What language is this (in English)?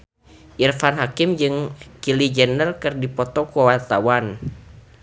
Sundanese